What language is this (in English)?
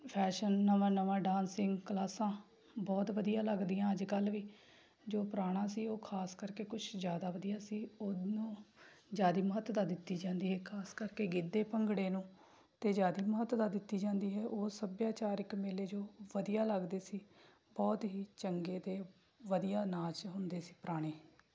Punjabi